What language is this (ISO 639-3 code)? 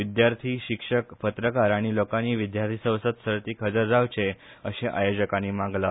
kok